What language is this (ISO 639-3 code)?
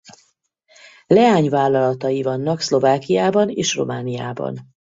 hun